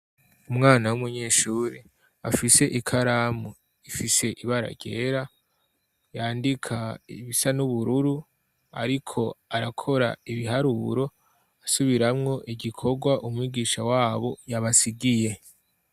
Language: Rundi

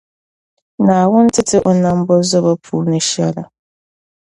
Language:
Dagbani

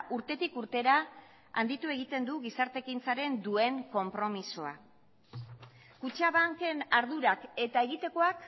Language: Basque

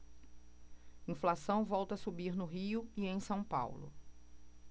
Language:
Portuguese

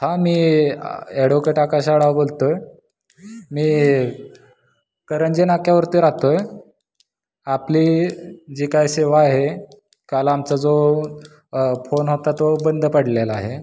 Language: Marathi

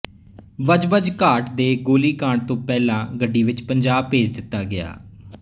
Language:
Punjabi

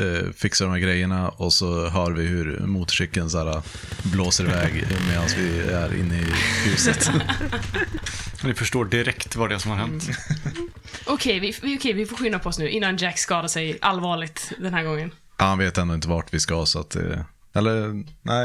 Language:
Swedish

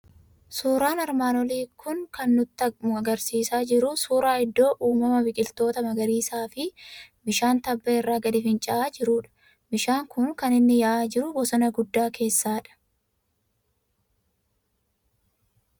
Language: Oromo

